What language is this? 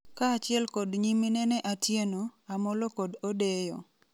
Luo (Kenya and Tanzania)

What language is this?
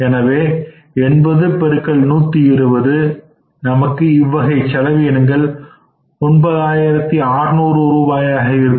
Tamil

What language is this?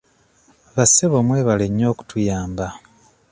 Ganda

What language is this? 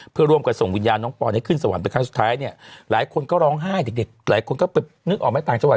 Thai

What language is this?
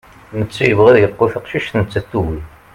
Kabyle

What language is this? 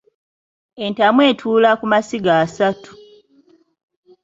Ganda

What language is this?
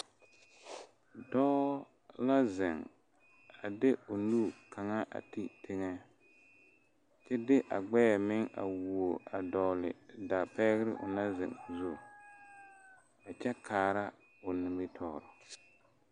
Southern Dagaare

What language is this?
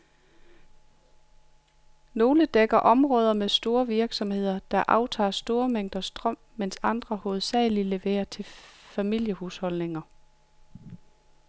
Danish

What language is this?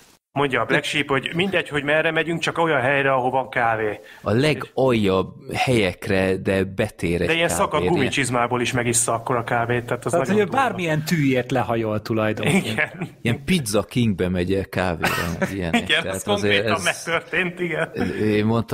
Hungarian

